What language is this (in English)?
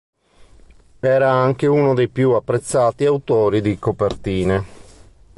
Italian